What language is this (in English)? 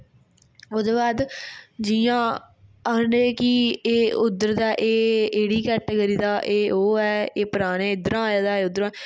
Dogri